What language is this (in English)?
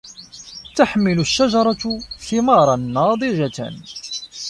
Arabic